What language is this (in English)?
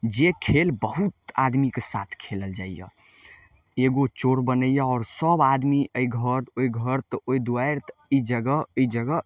Maithili